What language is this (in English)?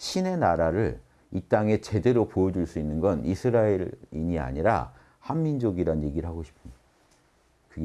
Korean